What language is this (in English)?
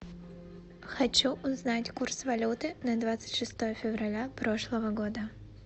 Russian